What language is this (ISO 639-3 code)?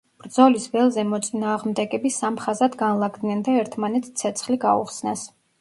kat